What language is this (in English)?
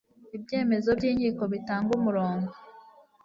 Kinyarwanda